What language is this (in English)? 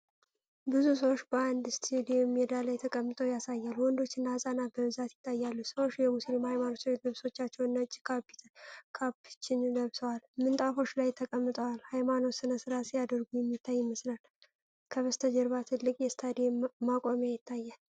Amharic